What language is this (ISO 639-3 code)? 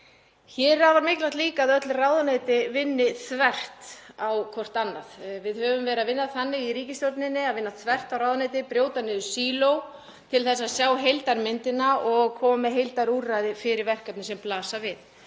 isl